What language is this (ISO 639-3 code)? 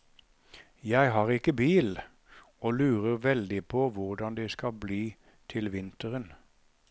nor